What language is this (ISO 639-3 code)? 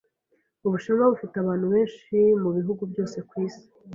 kin